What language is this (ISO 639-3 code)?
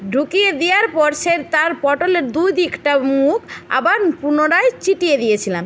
ben